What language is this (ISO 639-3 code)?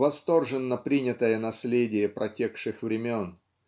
rus